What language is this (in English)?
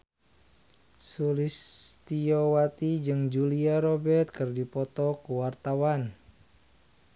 Sundanese